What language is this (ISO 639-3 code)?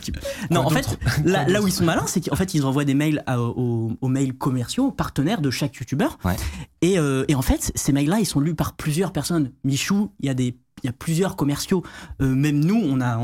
fra